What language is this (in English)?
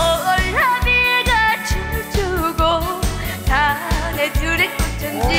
Korean